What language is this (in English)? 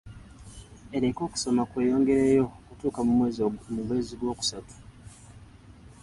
Ganda